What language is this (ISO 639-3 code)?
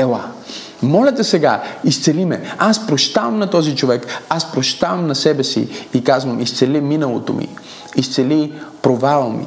bul